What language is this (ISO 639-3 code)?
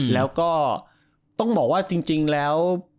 tha